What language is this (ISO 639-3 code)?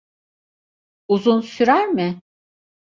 tur